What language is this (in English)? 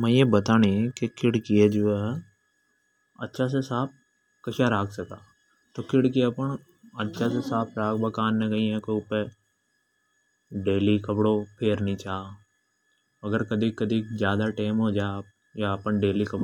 Hadothi